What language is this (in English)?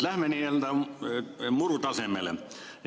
Estonian